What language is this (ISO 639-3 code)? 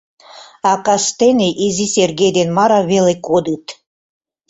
chm